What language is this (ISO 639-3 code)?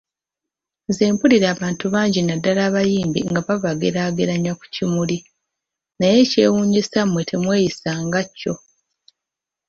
lug